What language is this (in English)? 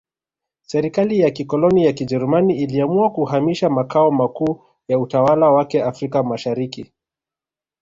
Swahili